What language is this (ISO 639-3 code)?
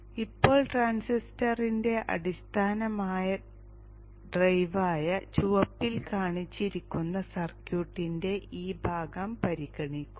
mal